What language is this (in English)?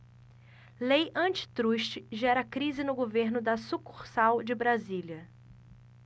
Portuguese